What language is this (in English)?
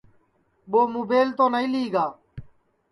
Sansi